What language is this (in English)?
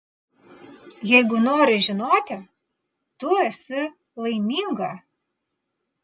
Lithuanian